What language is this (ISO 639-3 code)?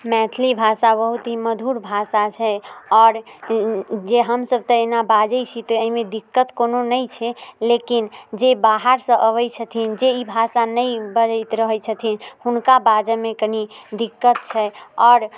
mai